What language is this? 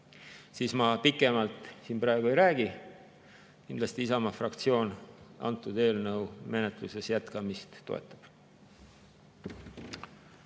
Estonian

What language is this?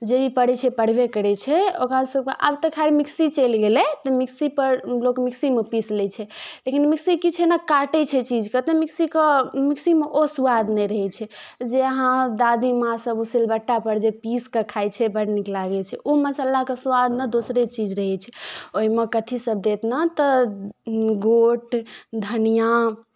Maithili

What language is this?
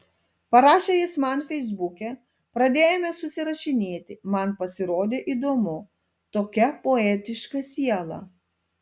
Lithuanian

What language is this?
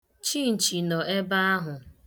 Igbo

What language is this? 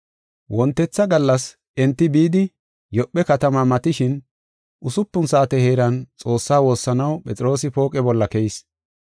Gofa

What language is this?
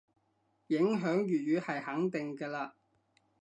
Cantonese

